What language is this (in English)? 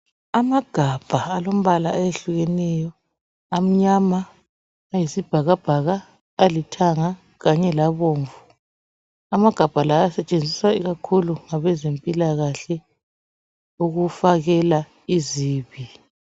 North Ndebele